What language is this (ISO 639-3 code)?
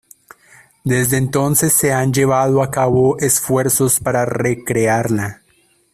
spa